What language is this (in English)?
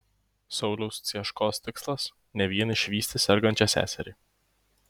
Lithuanian